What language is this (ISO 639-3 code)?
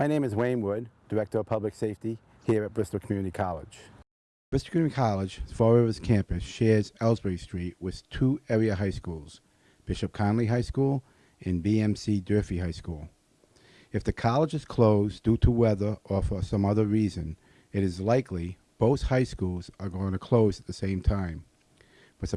eng